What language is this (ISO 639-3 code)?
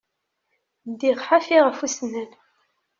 kab